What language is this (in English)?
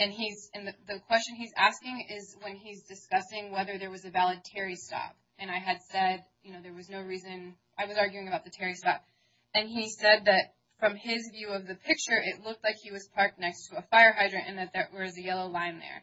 English